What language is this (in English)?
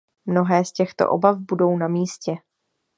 Czech